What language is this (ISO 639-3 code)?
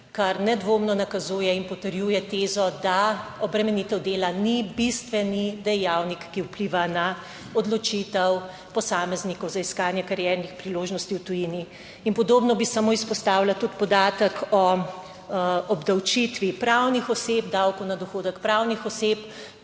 slv